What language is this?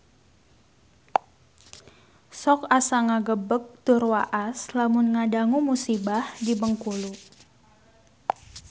Sundanese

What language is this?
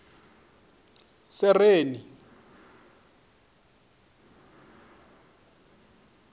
Venda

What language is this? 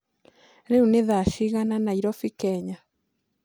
Kikuyu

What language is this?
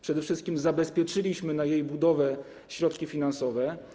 Polish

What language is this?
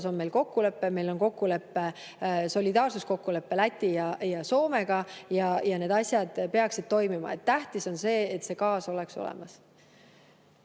Estonian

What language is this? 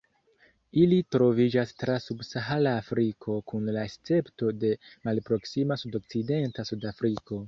Esperanto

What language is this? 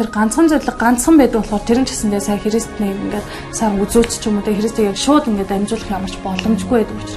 Korean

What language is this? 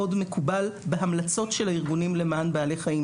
Hebrew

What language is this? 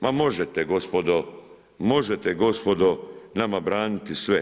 Croatian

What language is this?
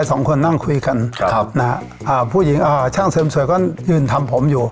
Thai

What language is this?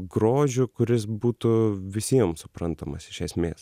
Lithuanian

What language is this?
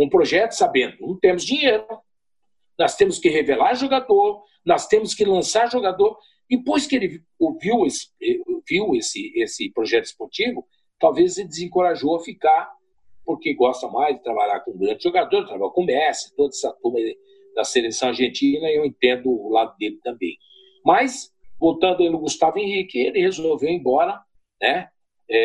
Portuguese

